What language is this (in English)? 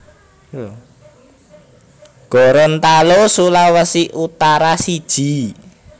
Javanese